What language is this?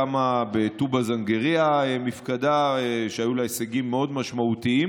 Hebrew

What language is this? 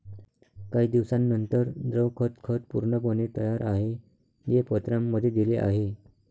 Marathi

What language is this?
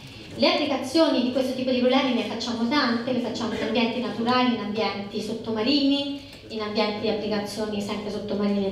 Italian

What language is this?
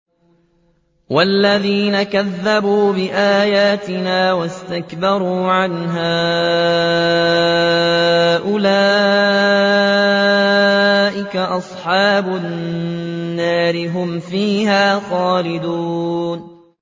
Arabic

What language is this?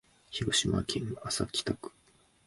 Japanese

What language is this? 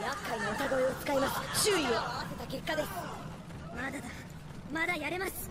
Japanese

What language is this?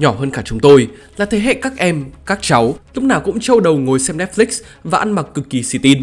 Vietnamese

